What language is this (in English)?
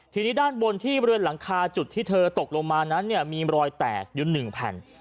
Thai